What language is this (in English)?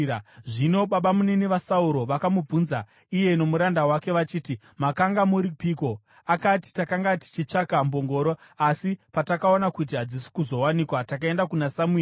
Shona